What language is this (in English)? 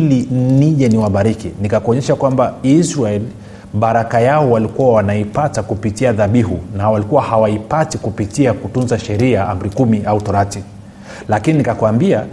Swahili